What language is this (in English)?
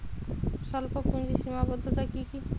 Bangla